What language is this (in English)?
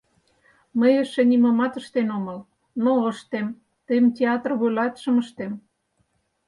Mari